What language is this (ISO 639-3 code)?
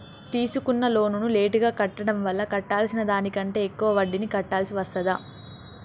tel